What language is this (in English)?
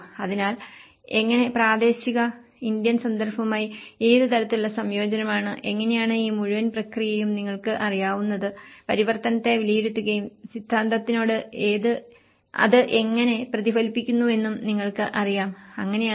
Malayalam